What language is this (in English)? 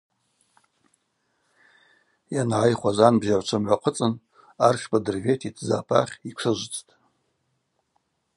Abaza